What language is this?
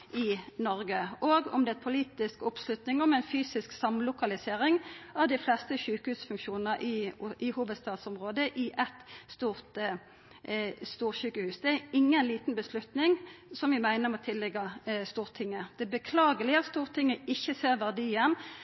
Norwegian Nynorsk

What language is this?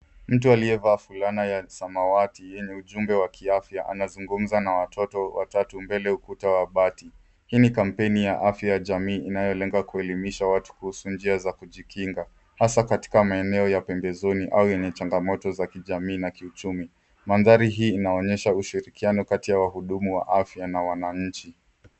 Swahili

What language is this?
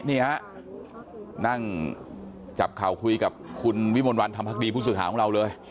Thai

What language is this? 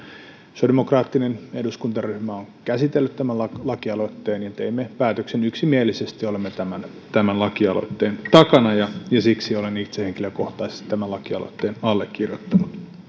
Finnish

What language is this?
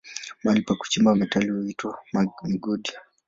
Swahili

